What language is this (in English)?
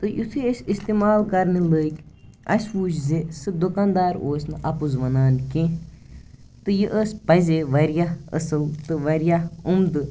Kashmiri